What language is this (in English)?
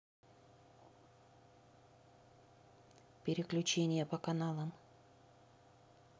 Russian